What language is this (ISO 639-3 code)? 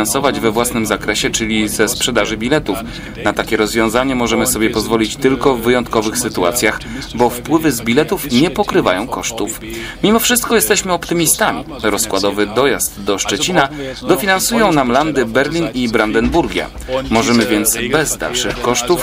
pol